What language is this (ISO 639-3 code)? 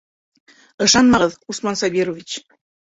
bak